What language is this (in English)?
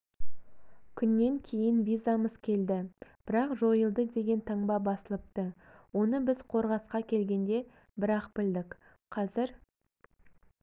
Kazakh